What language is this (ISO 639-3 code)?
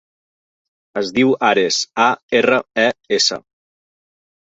cat